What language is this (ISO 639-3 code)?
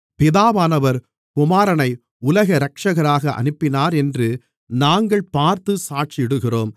tam